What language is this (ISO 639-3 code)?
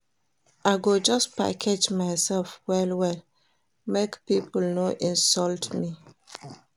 pcm